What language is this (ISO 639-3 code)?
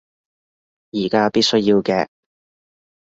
yue